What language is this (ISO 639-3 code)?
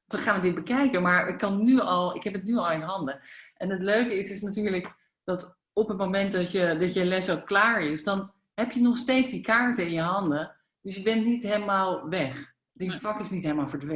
nld